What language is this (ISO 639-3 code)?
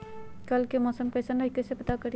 mag